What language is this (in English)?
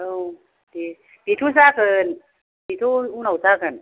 Bodo